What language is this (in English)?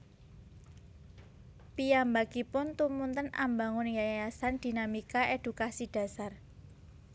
Javanese